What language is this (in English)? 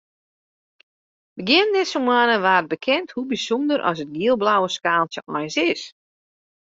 Western Frisian